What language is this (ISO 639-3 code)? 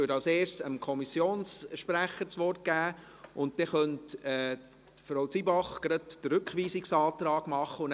gsw